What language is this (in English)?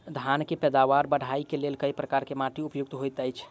Maithili